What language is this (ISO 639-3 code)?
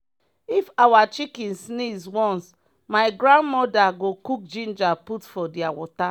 pcm